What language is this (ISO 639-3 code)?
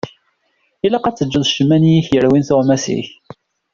kab